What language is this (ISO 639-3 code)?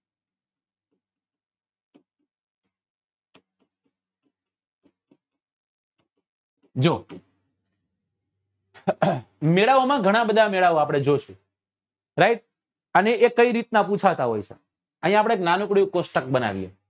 guj